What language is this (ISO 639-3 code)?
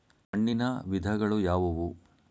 kan